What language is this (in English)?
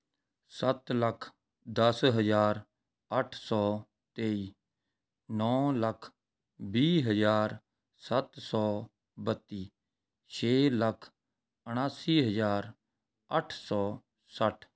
Punjabi